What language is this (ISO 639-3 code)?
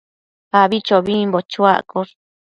mcf